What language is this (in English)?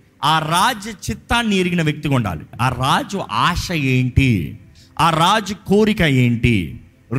Telugu